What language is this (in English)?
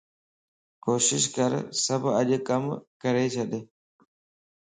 Lasi